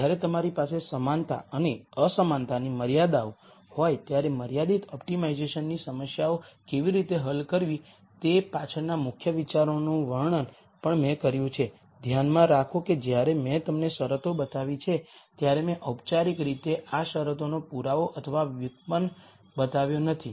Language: Gujarati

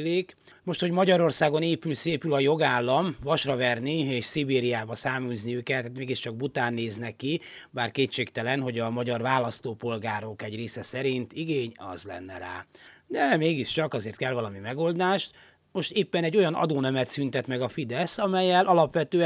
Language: Hungarian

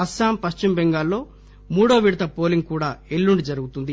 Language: Telugu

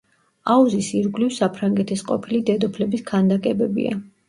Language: Georgian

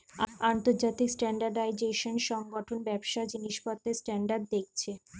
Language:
Bangla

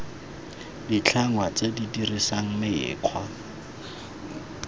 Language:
Tswana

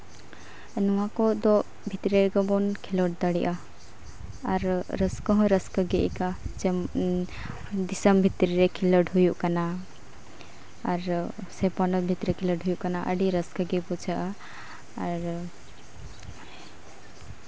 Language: Santali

